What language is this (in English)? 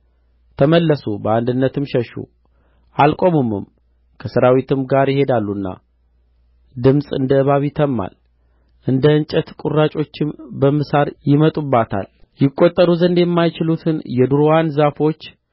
Amharic